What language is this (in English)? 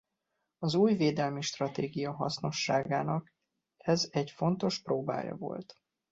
Hungarian